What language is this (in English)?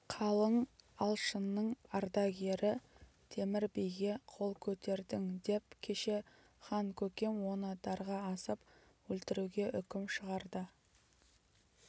Kazakh